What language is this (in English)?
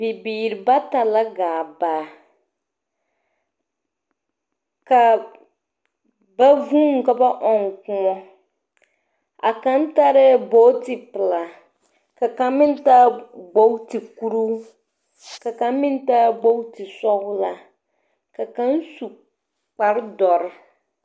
Southern Dagaare